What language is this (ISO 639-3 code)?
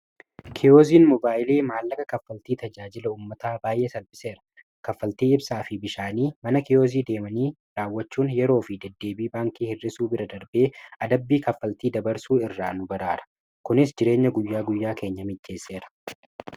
orm